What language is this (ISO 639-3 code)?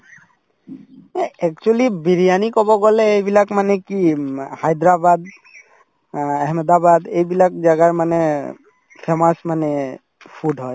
asm